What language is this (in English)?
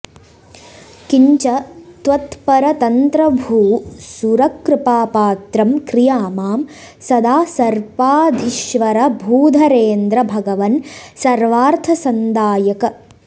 Sanskrit